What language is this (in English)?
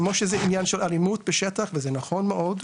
Hebrew